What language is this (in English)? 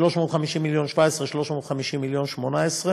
Hebrew